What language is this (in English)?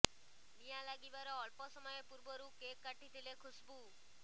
Odia